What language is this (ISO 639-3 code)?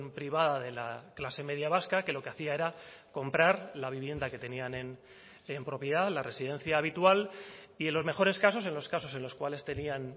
spa